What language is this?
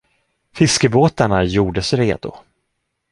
Swedish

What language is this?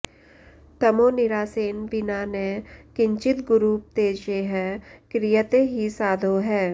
Sanskrit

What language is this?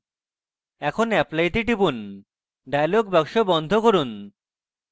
Bangla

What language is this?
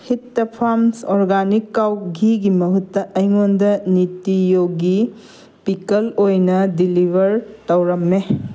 Manipuri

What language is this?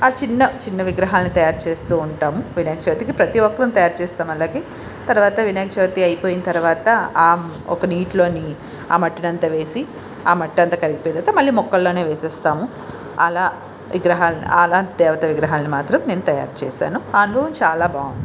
Telugu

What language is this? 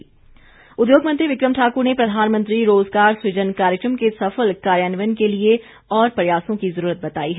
Hindi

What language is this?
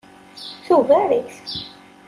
Kabyle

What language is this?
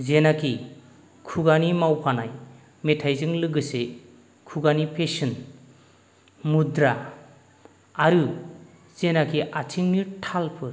Bodo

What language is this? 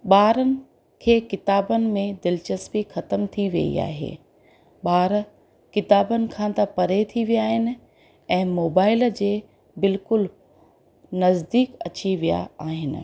Sindhi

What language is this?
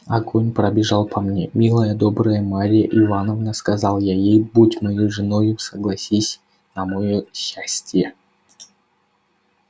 Russian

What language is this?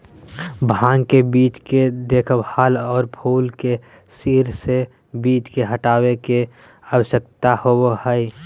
Magahi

